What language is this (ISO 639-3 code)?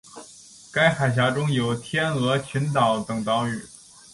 zho